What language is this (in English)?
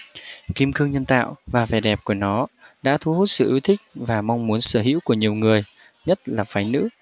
Vietnamese